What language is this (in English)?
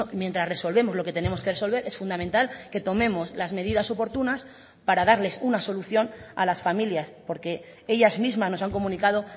Spanish